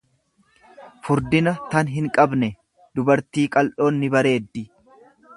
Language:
Oromo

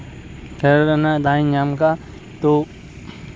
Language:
Santali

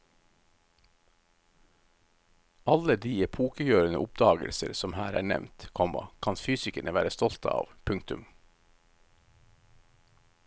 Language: Norwegian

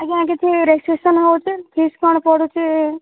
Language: Odia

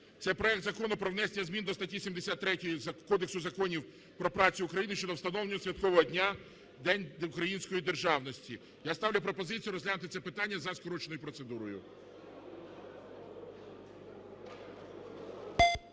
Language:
Ukrainian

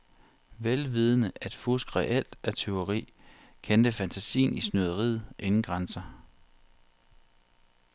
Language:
Danish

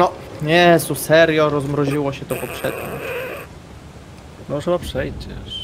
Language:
Polish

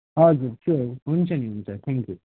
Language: Nepali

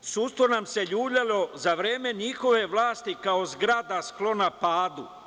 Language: Serbian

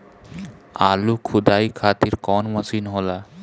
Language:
Bhojpuri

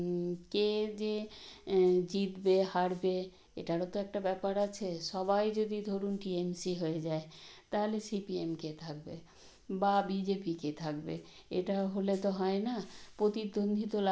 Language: Bangla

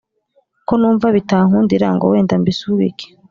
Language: Kinyarwanda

